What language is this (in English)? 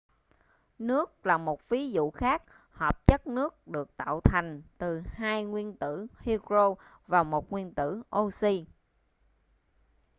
Vietnamese